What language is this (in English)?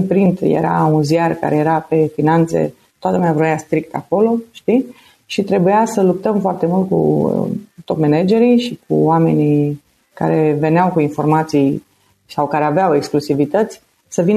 Romanian